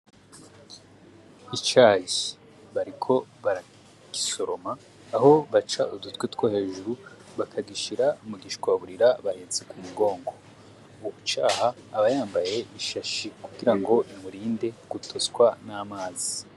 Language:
Rundi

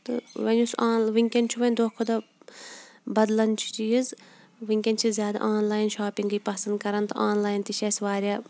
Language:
Kashmiri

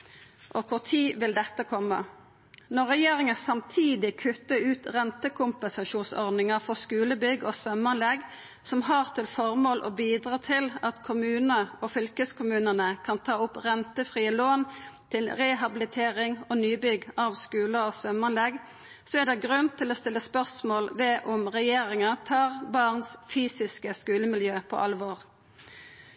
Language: Norwegian Nynorsk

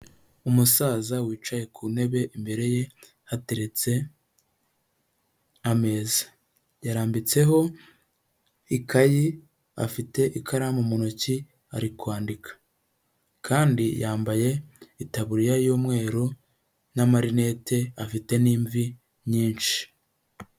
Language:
Kinyarwanda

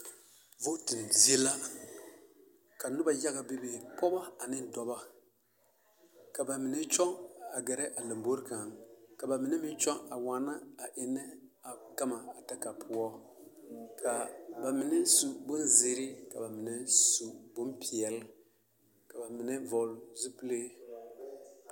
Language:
Southern Dagaare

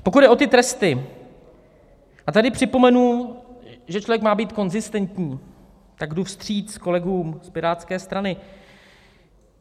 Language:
Czech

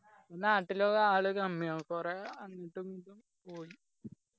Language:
Malayalam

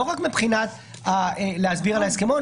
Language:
Hebrew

